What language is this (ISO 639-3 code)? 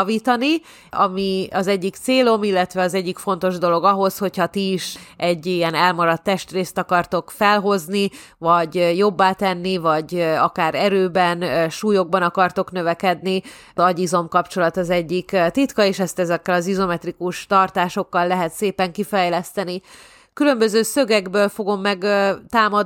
hun